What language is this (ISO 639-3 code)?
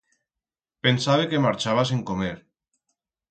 arg